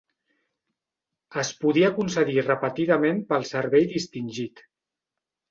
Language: Catalan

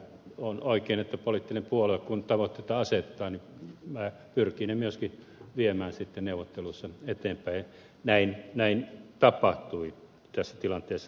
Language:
Finnish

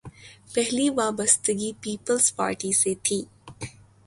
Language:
Urdu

